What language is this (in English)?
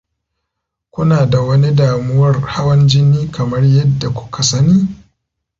Hausa